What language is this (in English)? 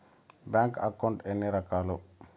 Telugu